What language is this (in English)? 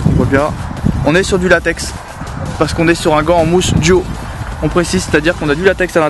French